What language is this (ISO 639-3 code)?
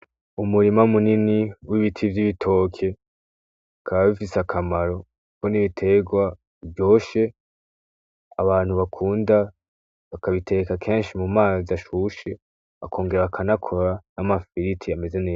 run